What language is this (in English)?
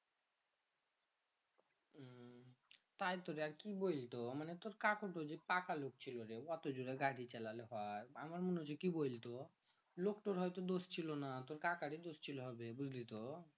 Bangla